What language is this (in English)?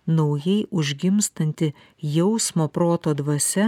Lithuanian